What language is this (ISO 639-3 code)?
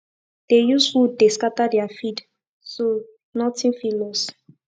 pcm